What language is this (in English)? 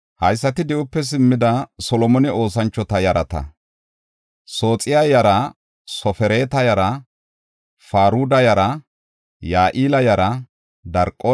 Gofa